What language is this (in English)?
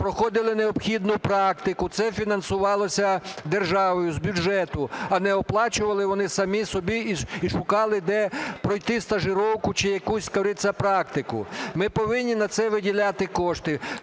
Ukrainian